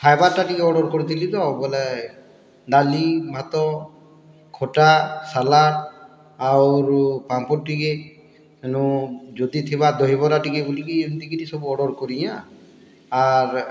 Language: Odia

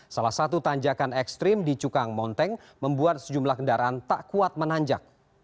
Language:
Indonesian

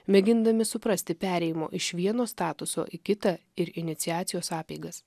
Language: Lithuanian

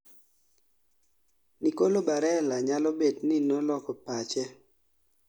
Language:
Luo (Kenya and Tanzania)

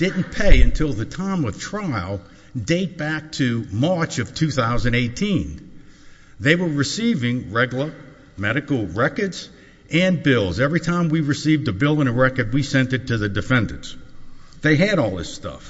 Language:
English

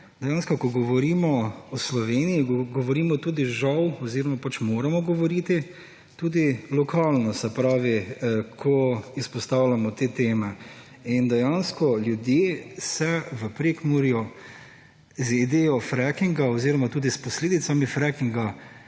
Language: Slovenian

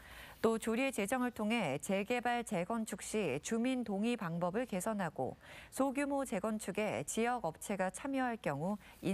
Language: Korean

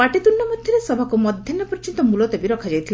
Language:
Odia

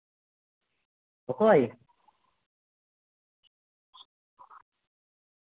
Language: Santali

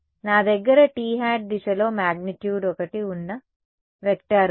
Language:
Telugu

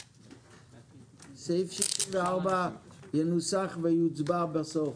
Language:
Hebrew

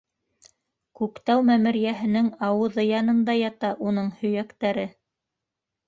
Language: Bashkir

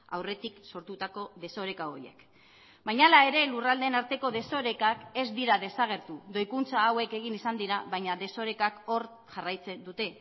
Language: Basque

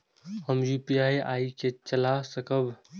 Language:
Maithili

